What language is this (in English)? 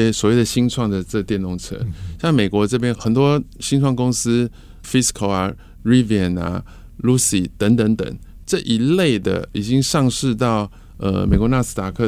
Chinese